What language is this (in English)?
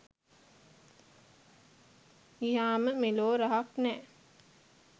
Sinhala